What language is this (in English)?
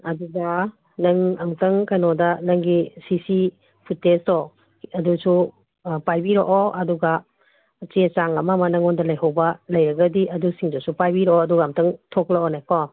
Manipuri